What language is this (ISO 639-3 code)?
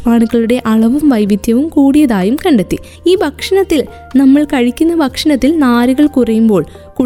mal